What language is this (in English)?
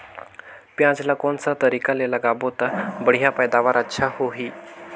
Chhattisgarhi